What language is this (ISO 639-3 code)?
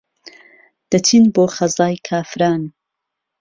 ckb